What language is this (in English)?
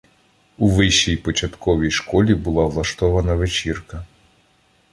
Ukrainian